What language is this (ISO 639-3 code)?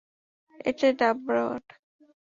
ben